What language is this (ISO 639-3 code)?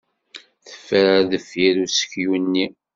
kab